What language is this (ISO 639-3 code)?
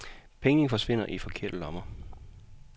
dan